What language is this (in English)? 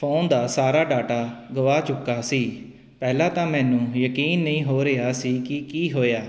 Punjabi